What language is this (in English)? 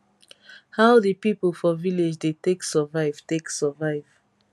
Nigerian Pidgin